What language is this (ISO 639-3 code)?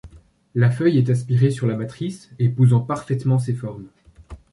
fra